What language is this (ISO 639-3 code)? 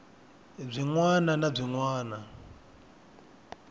tso